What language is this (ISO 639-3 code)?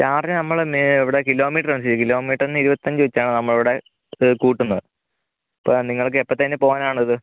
mal